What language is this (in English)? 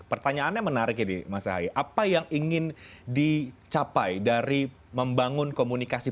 Indonesian